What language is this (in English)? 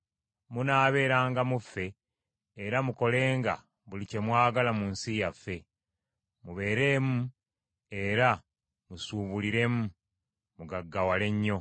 Ganda